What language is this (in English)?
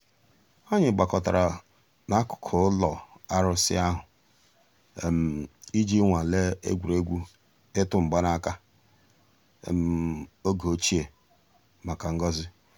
Igbo